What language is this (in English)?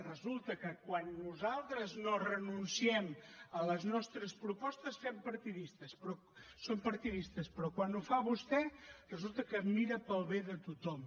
Catalan